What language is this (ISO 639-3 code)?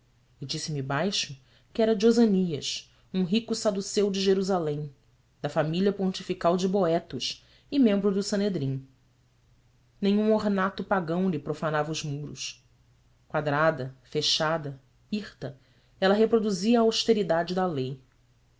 por